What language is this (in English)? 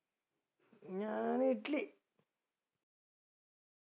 Malayalam